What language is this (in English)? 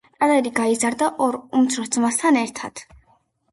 Georgian